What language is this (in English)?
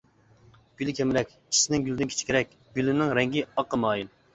Uyghur